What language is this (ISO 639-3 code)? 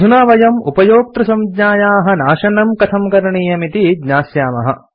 san